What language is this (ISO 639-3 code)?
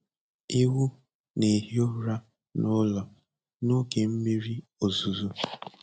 ibo